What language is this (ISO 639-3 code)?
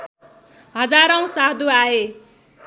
nep